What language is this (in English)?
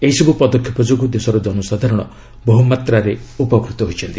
Odia